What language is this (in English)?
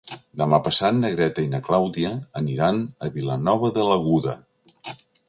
Catalan